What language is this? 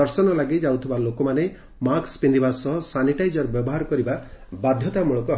Odia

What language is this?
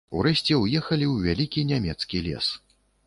Belarusian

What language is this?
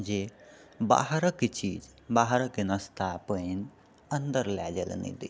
Maithili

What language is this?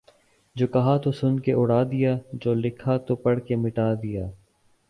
Urdu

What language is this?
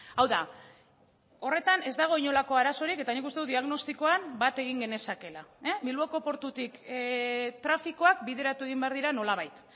Basque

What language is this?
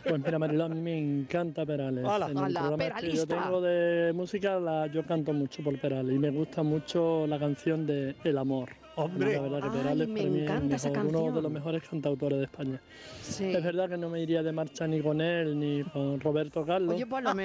Spanish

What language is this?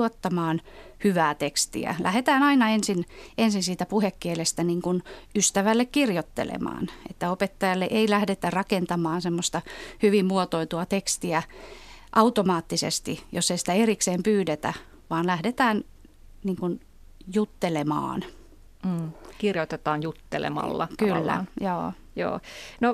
Finnish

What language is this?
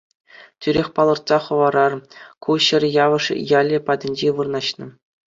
Chuvash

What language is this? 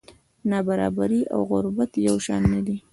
Pashto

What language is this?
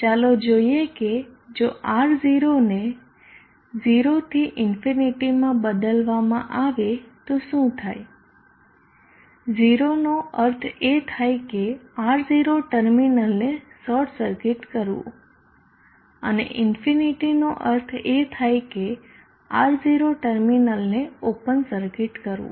Gujarati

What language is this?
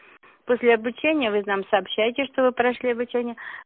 Russian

